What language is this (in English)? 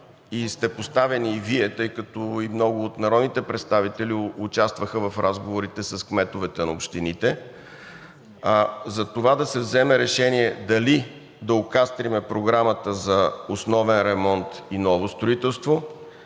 Bulgarian